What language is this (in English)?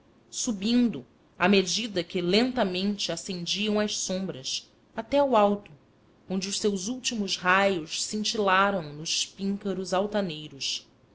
Portuguese